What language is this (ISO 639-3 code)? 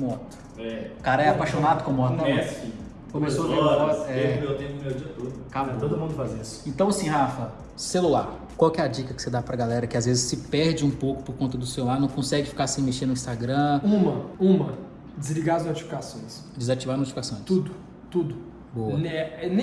por